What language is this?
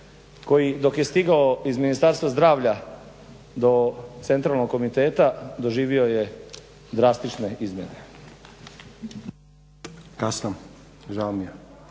Croatian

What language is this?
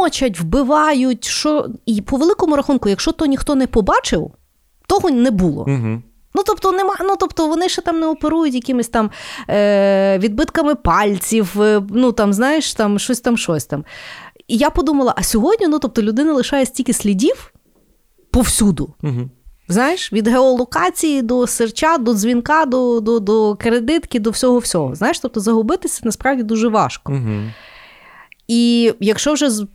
Ukrainian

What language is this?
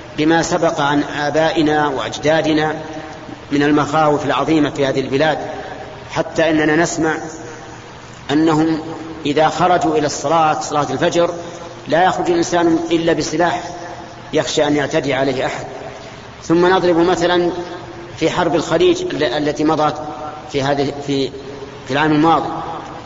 Arabic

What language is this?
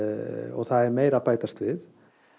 Icelandic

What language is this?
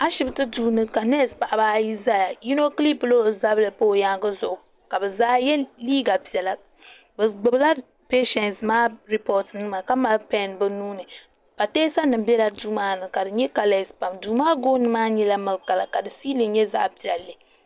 Dagbani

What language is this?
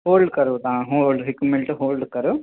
Sindhi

